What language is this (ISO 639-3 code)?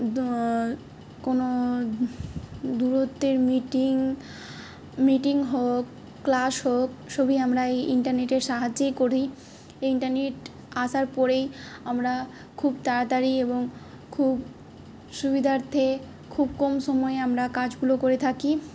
ben